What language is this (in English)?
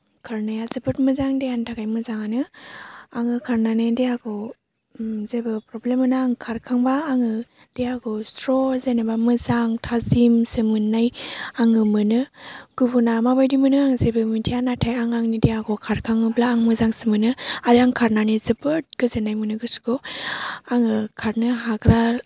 Bodo